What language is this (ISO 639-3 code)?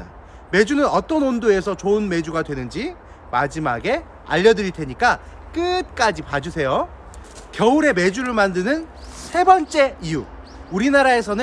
kor